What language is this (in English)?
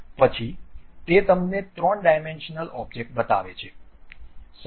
Gujarati